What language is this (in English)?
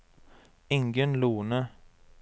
Norwegian